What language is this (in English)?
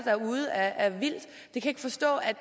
Danish